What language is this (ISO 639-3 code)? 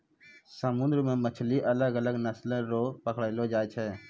mai